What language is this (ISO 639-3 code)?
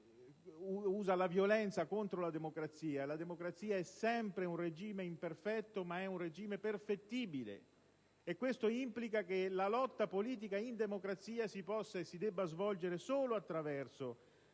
ita